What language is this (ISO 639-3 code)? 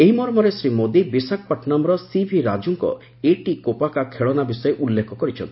ori